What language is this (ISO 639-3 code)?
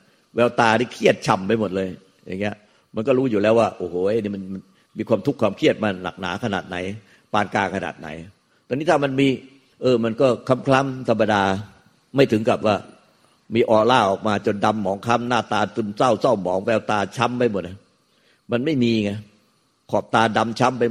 tha